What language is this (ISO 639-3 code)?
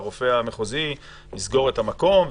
heb